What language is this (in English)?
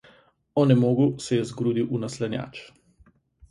Slovenian